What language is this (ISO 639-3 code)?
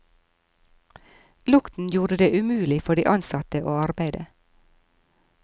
nor